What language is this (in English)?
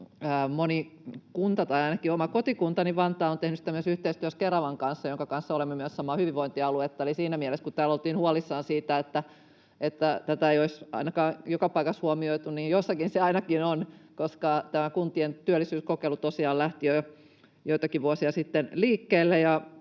Finnish